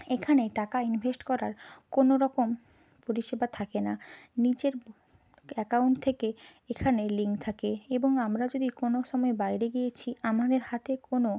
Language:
Bangla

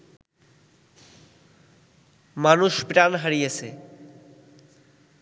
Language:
Bangla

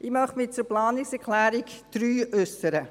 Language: Swiss German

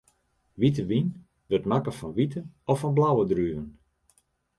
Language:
Western Frisian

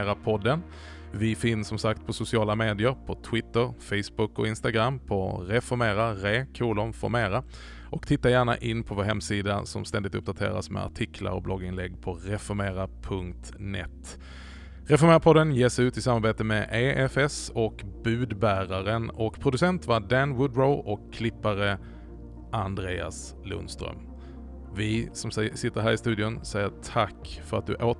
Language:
Swedish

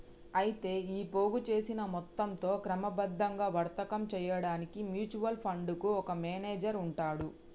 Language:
Telugu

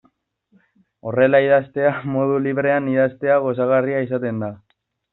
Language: Basque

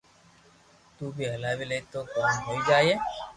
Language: Loarki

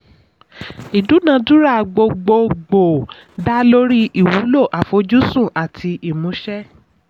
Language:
Yoruba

